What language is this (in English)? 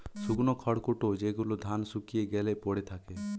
Bangla